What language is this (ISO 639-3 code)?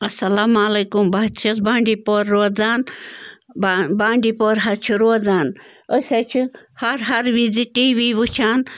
kas